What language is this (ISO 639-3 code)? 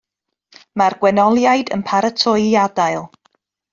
cym